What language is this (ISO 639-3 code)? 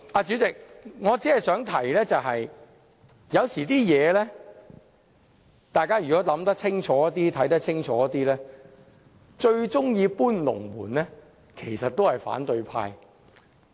yue